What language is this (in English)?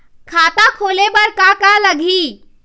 Chhattisgarhi